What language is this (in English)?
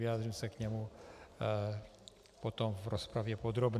Czech